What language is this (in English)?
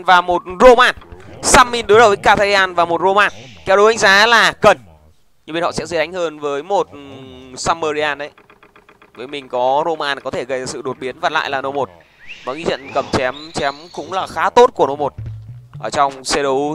Vietnamese